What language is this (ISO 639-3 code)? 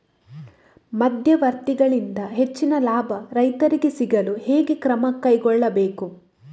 kan